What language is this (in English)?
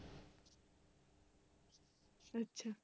Punjabi